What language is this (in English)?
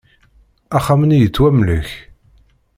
Kabyle